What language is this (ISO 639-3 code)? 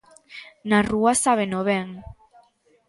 glg